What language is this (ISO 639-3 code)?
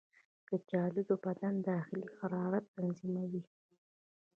pus